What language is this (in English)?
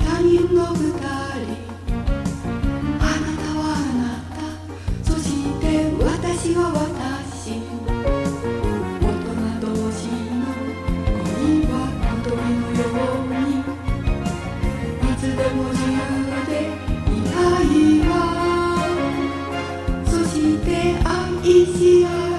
Japanese